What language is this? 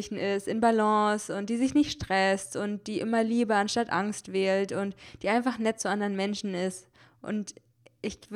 German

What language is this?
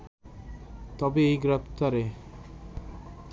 Bangla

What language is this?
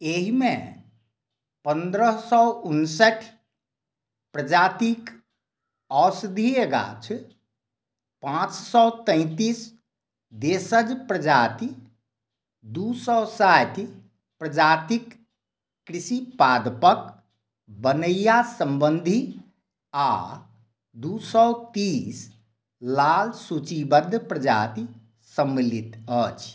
Maithili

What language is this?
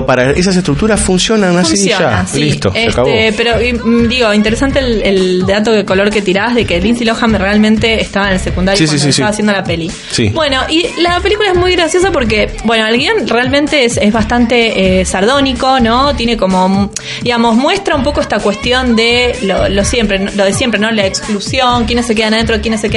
Spanish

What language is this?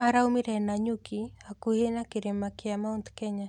Kikuyu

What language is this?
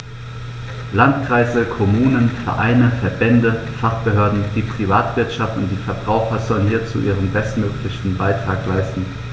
German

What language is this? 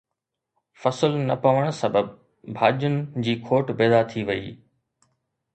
Sindhi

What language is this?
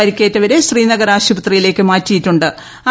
Malayalam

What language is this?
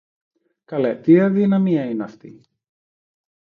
Greek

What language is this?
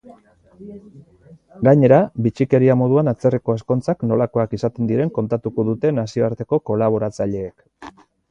Basque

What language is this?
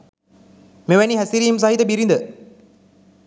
Sinhala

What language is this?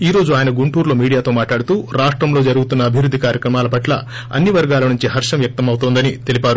Telugu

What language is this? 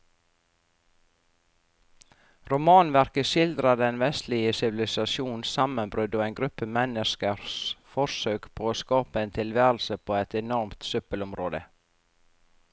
Norwegian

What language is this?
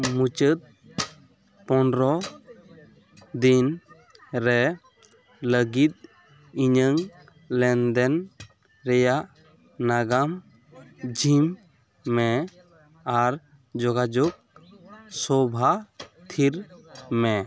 Santali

